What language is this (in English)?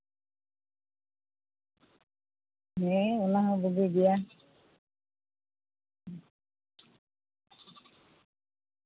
Santali